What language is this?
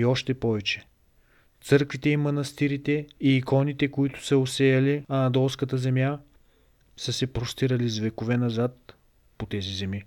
Bulgarian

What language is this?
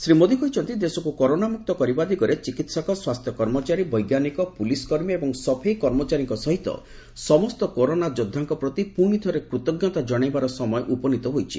Odia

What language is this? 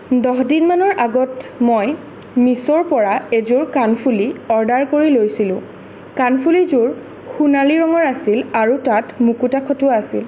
Assamese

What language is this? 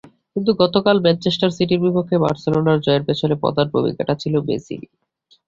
Bangla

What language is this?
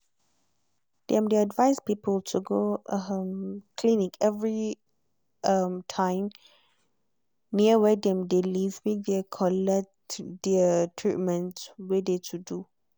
Nigerian Pidgin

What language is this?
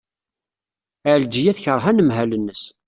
Kabyle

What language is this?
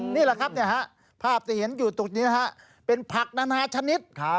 Thai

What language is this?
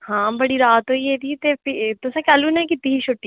Dogri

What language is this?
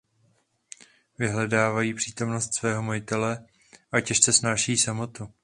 Czech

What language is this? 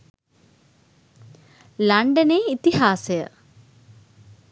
Sinhala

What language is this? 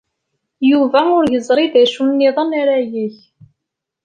Kabyle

